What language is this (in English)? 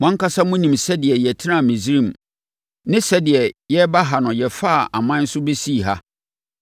Akan